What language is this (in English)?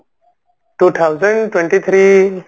Odia